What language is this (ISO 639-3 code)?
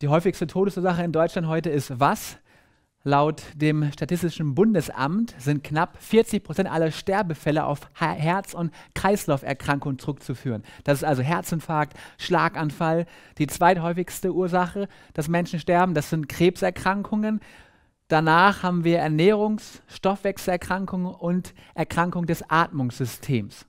deu